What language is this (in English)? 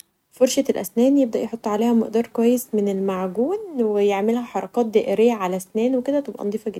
Egyptian Arabic